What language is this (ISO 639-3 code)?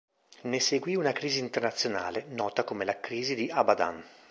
ita